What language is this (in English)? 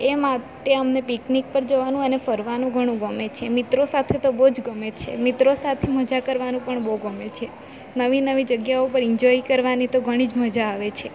Gujarati